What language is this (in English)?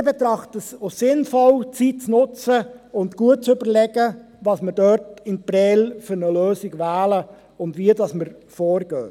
Swiss German